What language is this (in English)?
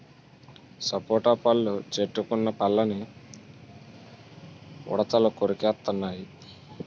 Telugu